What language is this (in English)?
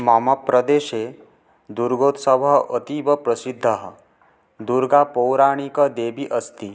Sanskrit